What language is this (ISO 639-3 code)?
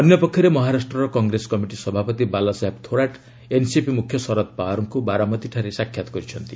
ori